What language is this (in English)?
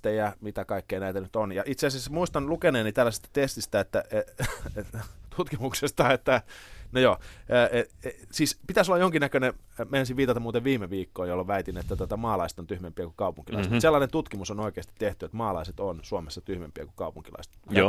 Finnish